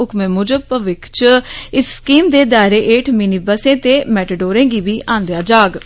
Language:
Dogri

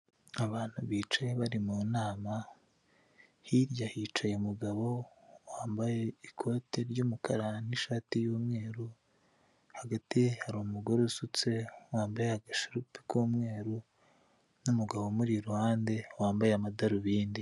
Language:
Kinyarwanda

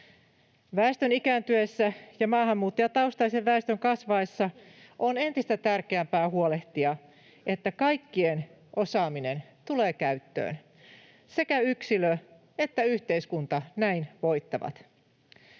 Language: Finnish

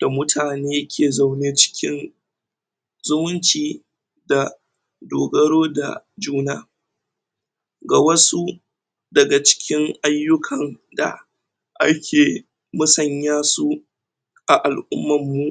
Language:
Hausa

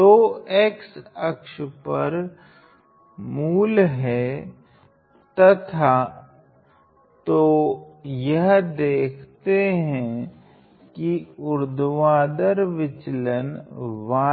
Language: Hindi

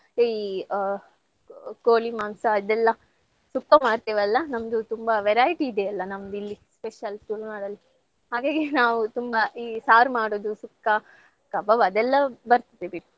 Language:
Kannada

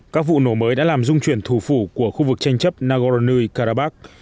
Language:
Vietnamese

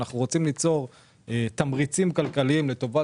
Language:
Hebrew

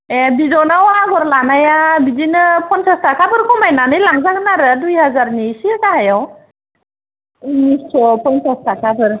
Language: Bodo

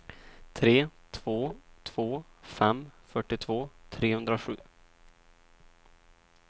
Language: Swedish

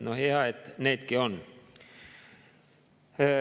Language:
Estonian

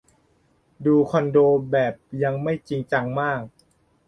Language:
Thai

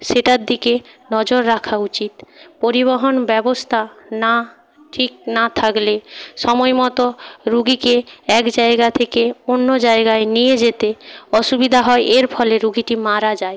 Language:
Bangla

